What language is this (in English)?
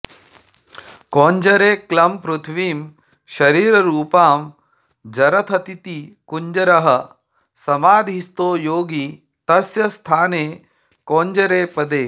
Sanskrit